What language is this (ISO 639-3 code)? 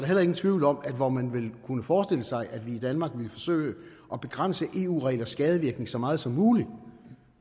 dan